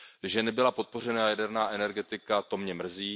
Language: Czech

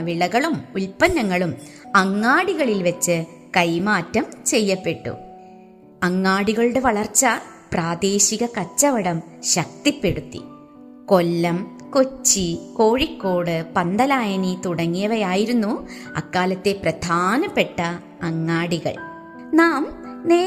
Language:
Malayalam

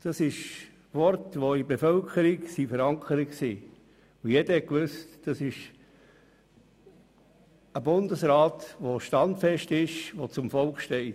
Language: Swiss German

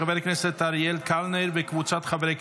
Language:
Hebrew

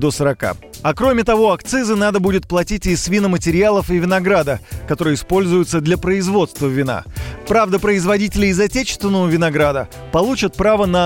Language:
Russian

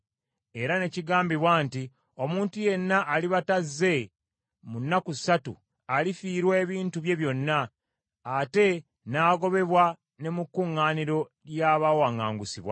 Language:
Ganda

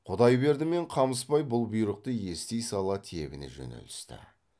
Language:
Kazakh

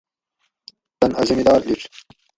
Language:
Gawri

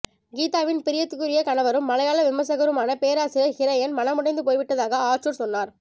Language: Tamil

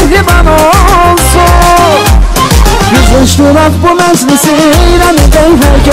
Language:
Arabic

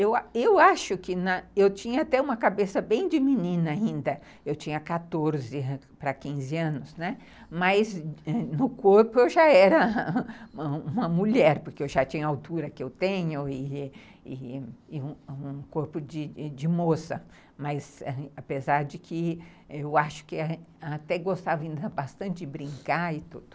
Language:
Portuguese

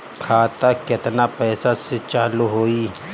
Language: Bhojpuri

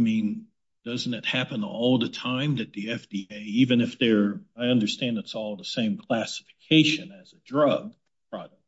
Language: English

